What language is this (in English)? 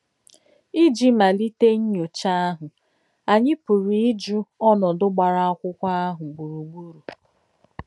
Igbo